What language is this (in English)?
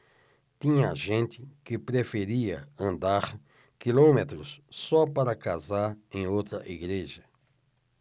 Portuguese